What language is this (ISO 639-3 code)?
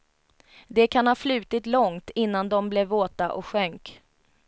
swe